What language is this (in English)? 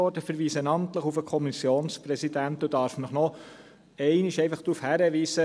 Swiss German